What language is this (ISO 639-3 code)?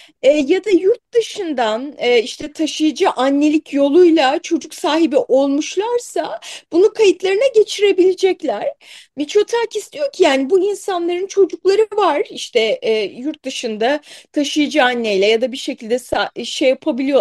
tur